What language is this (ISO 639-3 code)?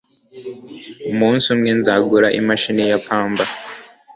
kin